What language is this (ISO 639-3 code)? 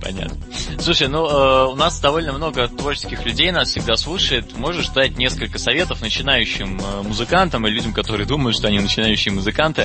rus